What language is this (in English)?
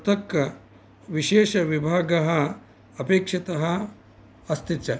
Sanskrit